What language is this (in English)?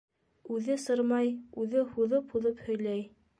Bashkir